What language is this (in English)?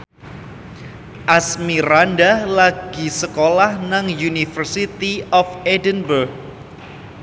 Javanese